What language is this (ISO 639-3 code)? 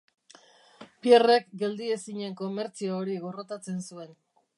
eus